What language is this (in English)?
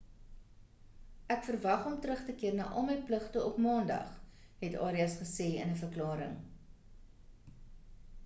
Afrikaans